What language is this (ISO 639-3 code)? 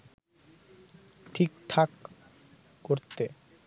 ben